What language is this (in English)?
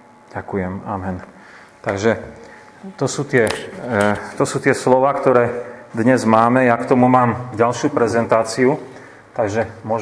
Slovak